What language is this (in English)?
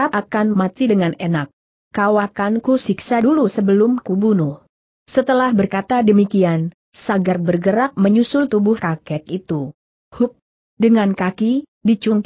Indonesian